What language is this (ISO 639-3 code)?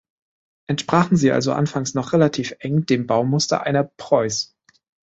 deu